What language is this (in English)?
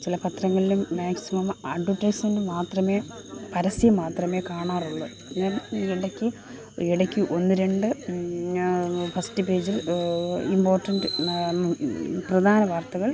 Malayalam